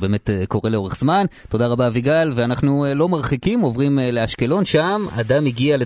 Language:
Hebrew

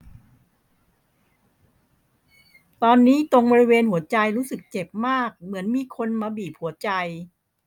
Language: Thai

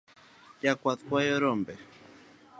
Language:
Luo (Kenya and Tanzania)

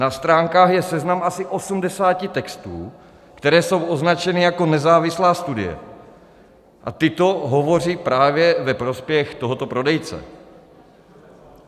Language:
Czech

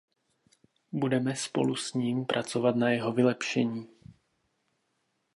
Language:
Czech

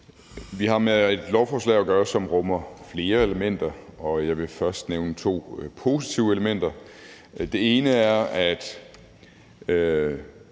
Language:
Danish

